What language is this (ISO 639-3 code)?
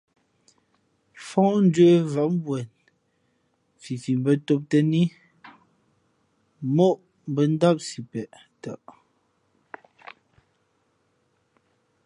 fmp